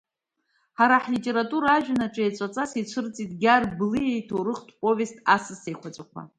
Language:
Abkhazian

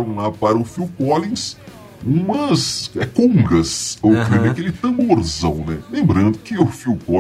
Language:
Portuguese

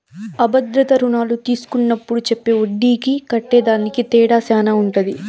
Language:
Telugu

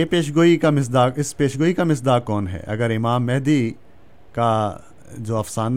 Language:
Urdu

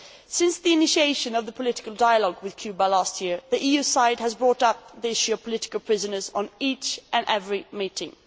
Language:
English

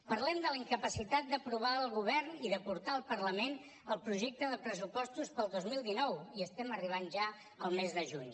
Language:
Catalan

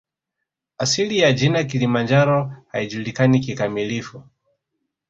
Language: Swahili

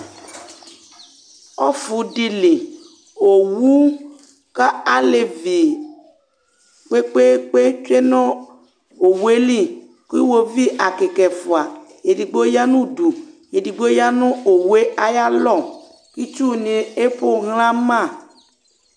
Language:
Ikposo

